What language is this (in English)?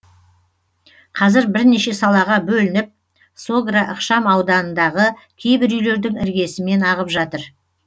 Kazakh